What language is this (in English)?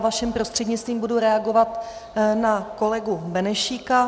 Czech